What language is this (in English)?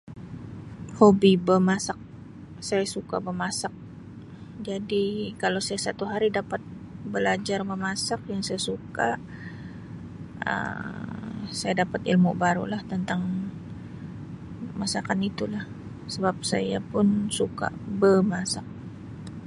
Sabah Malay